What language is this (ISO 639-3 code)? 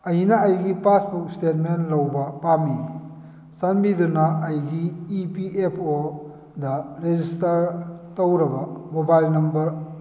mni